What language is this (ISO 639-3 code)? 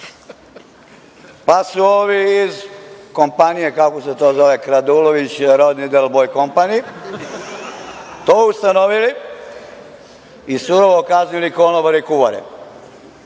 srp